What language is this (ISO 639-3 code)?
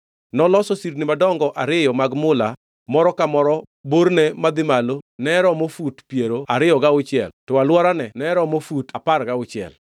luo